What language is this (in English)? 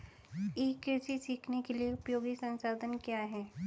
Hindi